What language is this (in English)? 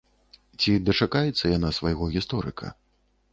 Belarusian